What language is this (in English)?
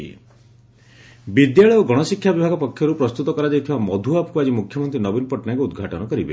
Odia